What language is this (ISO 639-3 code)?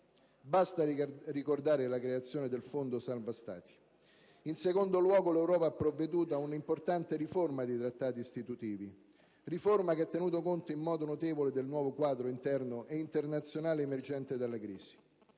ita